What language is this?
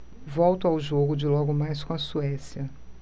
Portuguese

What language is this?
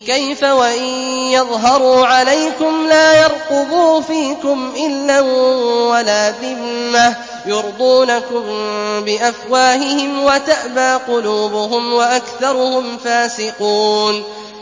Arabic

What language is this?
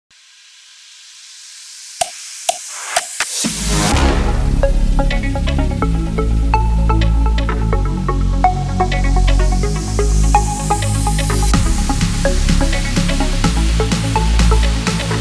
Russian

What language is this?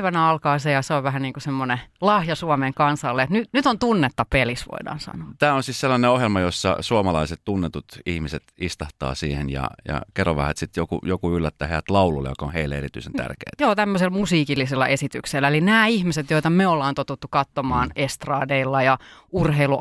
Finnish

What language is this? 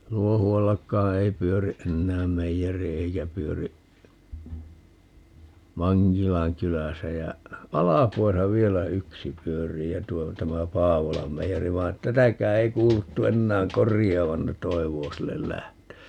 Finnish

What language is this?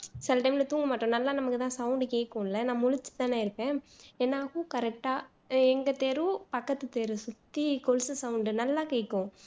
Tamil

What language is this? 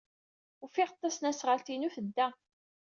Kabyle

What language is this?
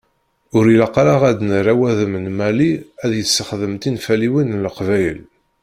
Kabyle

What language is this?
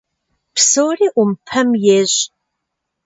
Kabardian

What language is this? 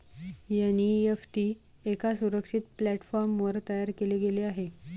Marathi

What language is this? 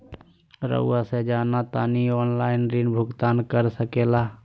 Magahi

